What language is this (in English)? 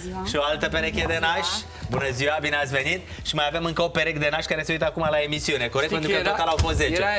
Romanian